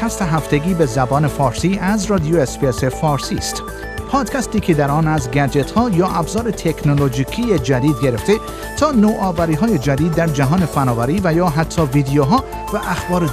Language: Persian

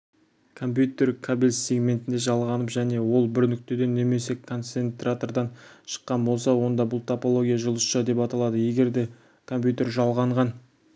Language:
Kazakh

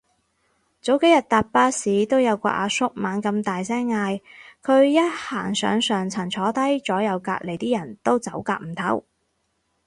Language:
Cantonese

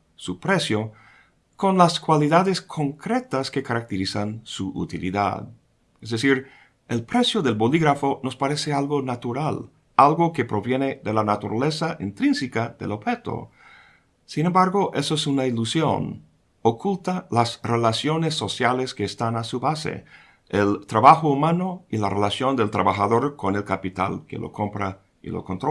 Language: Spanish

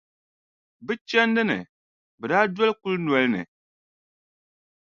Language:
Dagbani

